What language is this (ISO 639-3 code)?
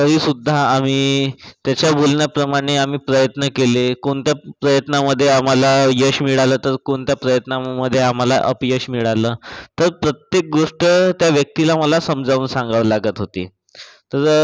mar